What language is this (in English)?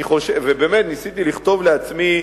Hebrew